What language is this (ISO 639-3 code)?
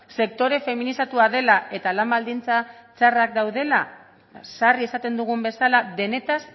eus